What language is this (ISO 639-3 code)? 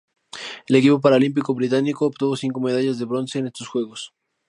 spa